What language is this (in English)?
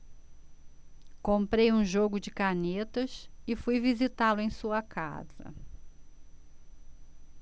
Portuguese